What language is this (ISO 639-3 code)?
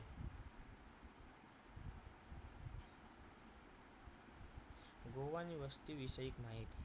guj